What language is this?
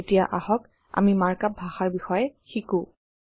Assamese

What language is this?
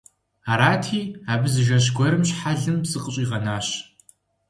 Kabardian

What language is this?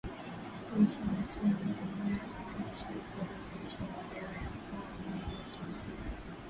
Swahili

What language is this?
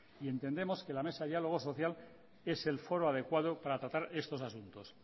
Spanish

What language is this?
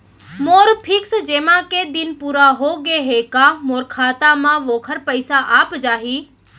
Chhattisgarhi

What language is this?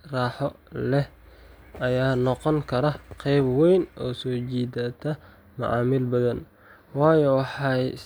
Somali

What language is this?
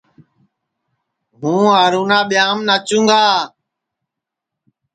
Sansi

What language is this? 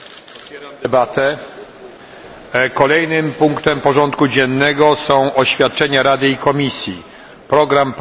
Polish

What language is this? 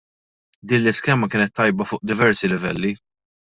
Maltese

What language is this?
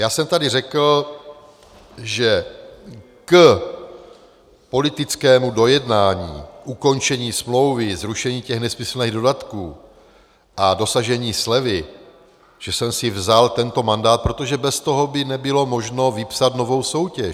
Czech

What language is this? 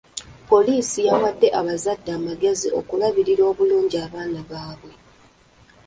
Ganda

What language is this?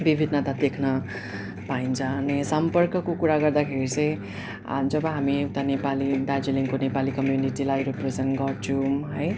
Nepali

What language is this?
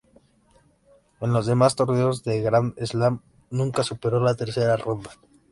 Spanish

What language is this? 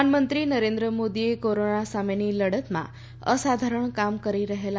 Gujarati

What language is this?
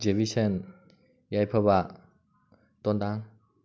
Manipuri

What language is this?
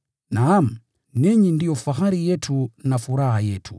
Swahili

